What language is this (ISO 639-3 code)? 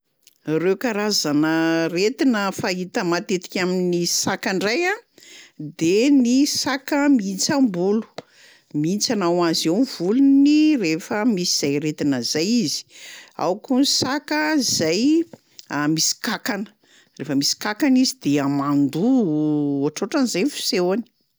mlg